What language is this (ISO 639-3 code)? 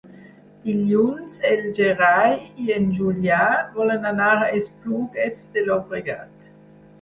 cat